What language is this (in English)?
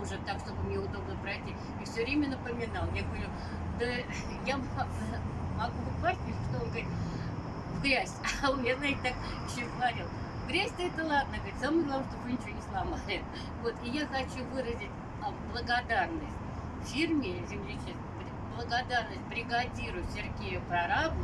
Russian